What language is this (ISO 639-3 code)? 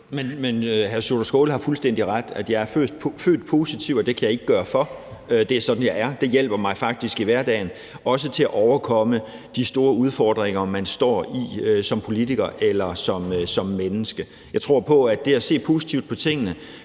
dan